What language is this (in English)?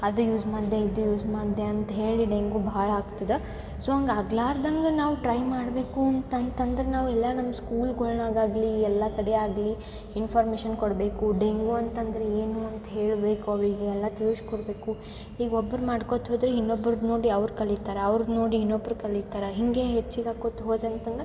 Kannada